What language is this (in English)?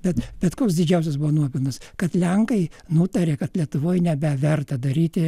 Lithuanian